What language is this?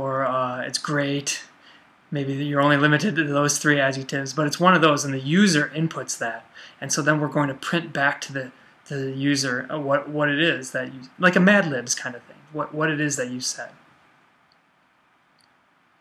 English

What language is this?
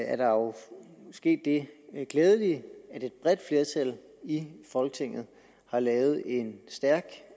Danish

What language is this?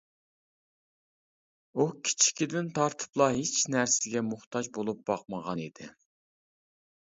Uyghur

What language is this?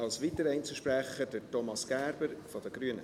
Swiss German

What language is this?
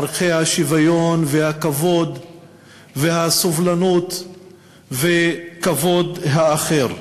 Hebrew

